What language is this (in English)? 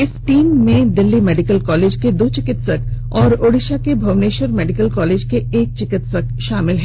Hindi